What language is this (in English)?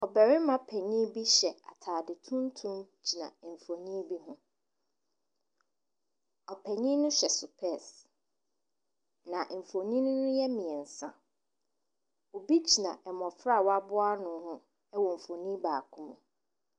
Akan